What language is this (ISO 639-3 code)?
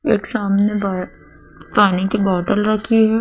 hin